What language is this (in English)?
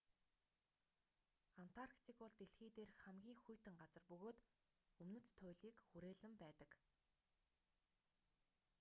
Mongolian